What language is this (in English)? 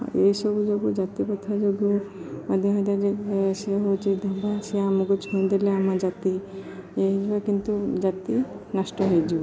Odia